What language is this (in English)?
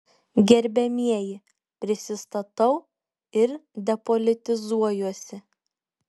Lithuanian